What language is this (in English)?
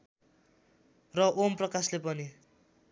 Nepali